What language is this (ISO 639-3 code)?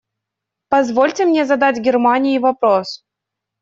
rus